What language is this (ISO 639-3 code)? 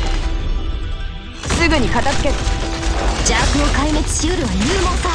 jpn